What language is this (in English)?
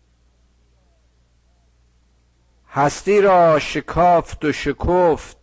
Persian